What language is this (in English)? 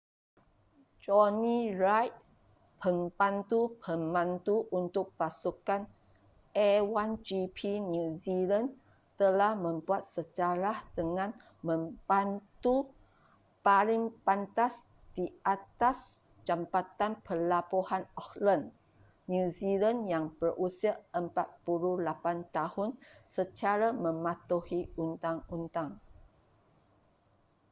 Malay